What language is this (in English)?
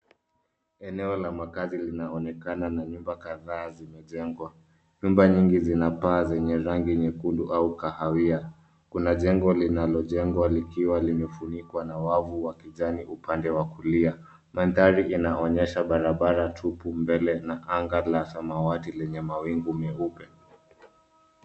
Swahili